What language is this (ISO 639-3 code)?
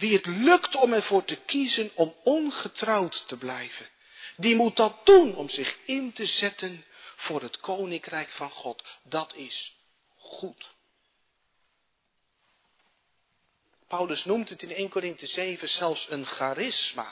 nld